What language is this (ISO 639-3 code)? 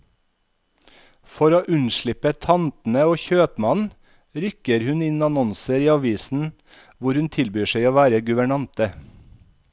nor